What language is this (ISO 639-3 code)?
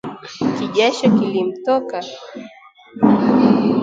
swa